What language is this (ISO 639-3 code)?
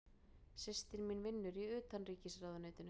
isl